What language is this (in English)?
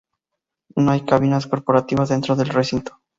Spanish